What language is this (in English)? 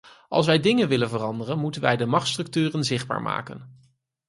Dutch